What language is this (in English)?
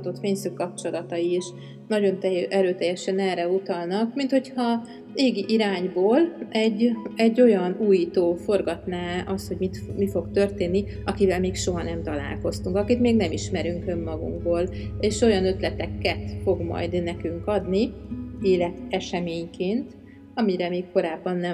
Hungarian